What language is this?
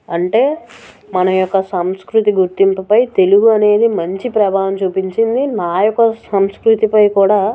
Telugu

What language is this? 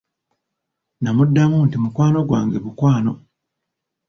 Ganda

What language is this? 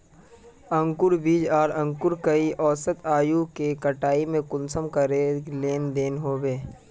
Magahi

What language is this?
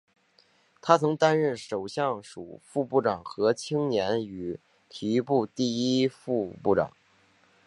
Chinese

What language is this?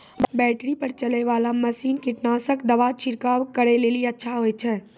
Maithili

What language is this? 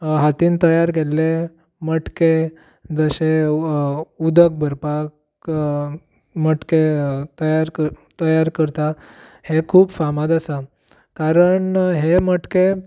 Konkani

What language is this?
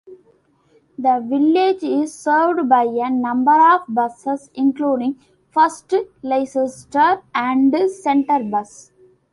English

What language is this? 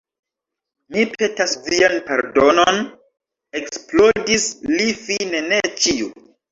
Esperanto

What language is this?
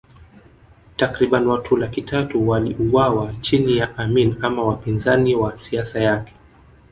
Swahili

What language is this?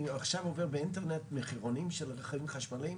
Hebrew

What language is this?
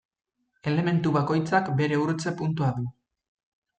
Basque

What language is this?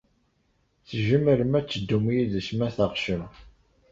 Kabyle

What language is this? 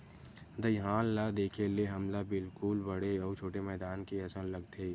Chhattisgarhi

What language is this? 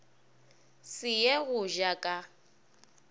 Northern Sotho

